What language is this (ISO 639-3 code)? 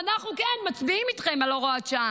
heb